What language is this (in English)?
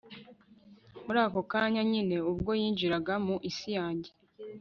Kinyarwanda